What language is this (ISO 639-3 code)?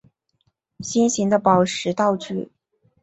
zho